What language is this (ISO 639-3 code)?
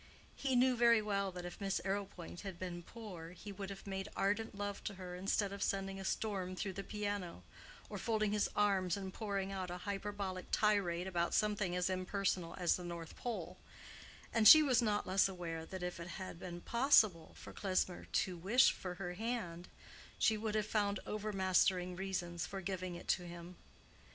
eng